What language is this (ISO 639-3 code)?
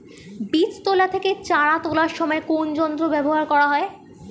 ben